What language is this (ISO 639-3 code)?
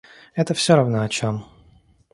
rus